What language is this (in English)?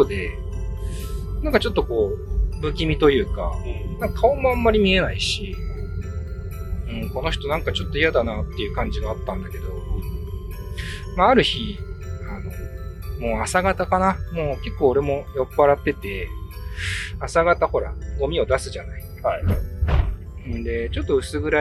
Japanese